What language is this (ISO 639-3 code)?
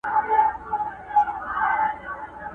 pus